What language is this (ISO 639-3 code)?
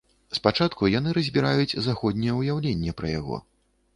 bel